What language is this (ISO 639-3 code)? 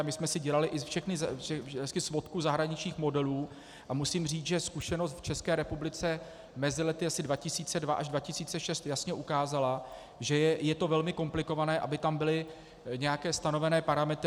ces